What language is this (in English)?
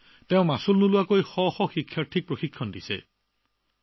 Assamese